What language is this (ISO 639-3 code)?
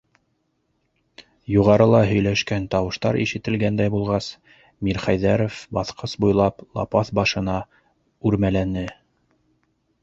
bak